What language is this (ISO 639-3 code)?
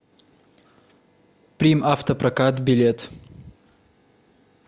rus